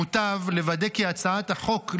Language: Hebrew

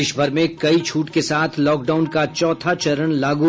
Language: Hindi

